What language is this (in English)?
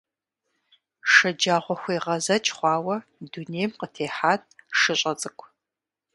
Kabardian